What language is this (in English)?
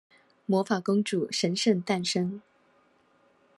Chinese